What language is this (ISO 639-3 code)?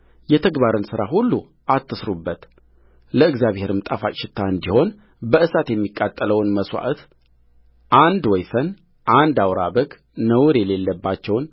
amh